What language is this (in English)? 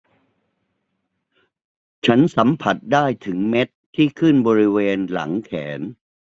Thai